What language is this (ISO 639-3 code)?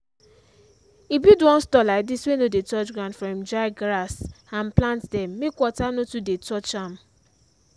pcm